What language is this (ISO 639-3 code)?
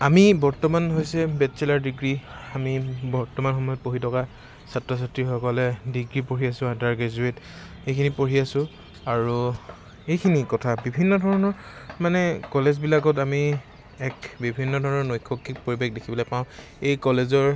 asm